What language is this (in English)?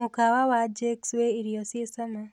Kikuyu